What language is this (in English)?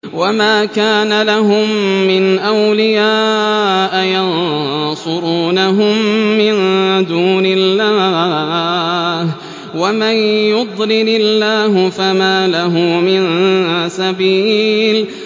Arabic